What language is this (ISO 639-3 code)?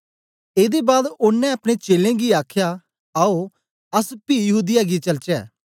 doi